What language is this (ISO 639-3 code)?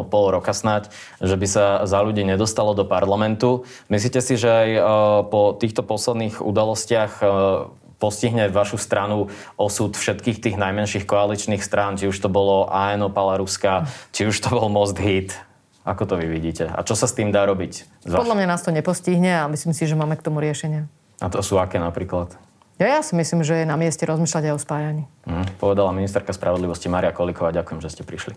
slk